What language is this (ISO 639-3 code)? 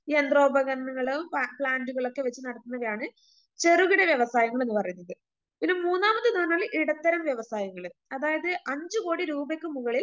mal